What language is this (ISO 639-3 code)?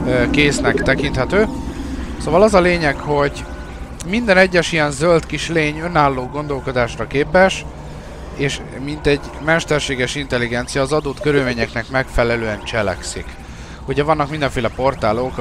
hun